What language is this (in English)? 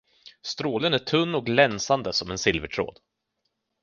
Swedish